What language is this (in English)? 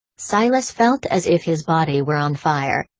English